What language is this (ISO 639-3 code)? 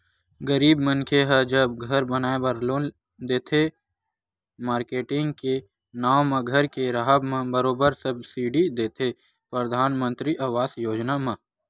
hne